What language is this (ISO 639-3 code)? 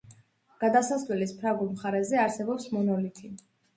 kat